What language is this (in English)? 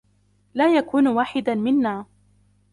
Arabic